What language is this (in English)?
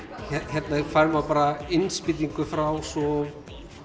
Icelandic